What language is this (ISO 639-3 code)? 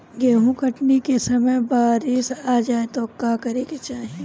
bho